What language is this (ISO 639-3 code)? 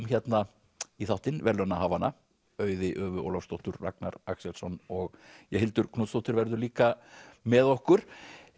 isl